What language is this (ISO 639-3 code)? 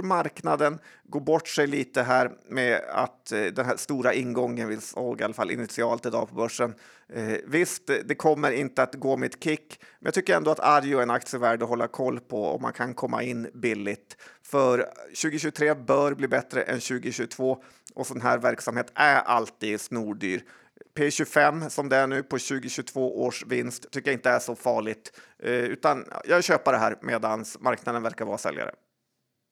swe